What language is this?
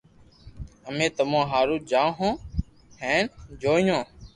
Loarki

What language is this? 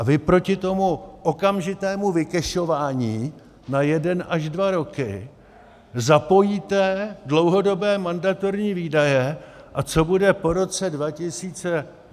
Czech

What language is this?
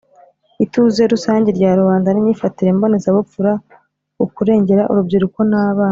Kinyarwanda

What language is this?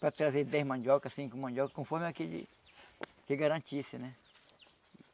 Portuguese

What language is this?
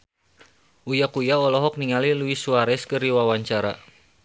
Sundanese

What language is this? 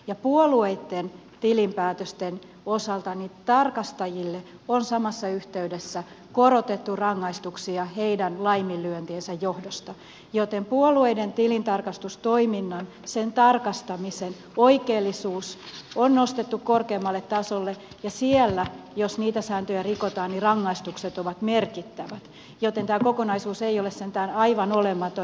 Finnish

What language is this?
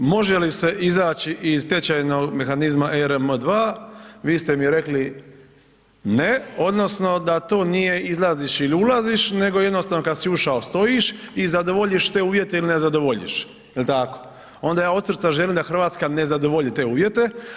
Croatian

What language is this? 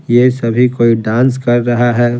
Hindi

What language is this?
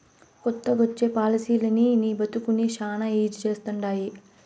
Telugu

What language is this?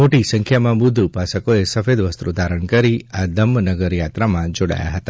Gujarati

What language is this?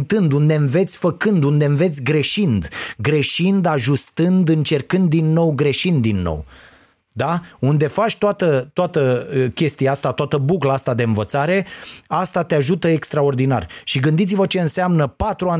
Romanian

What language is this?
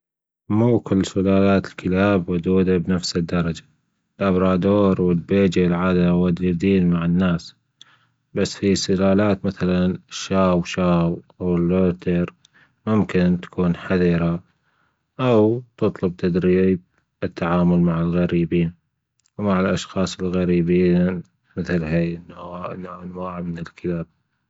Gulf Arabic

